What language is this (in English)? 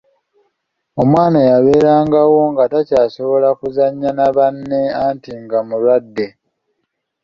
Ganda